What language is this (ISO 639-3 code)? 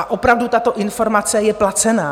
ces